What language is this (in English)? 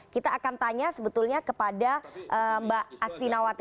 Indonesian